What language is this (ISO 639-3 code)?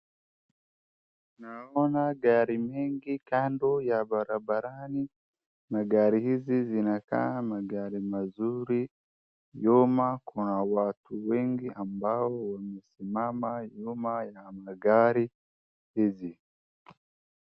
swa